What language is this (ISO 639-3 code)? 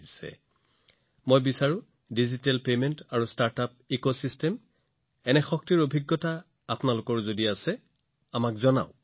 asm